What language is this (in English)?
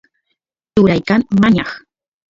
Santiago del Estero Quichua